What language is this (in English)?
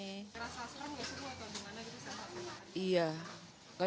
Indonesian